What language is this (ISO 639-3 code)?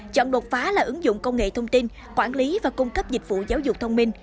vie